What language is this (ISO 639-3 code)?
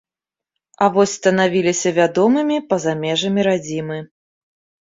bel